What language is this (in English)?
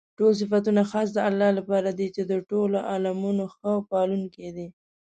Pashto